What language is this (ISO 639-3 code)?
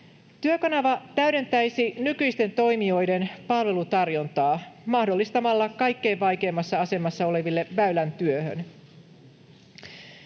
fin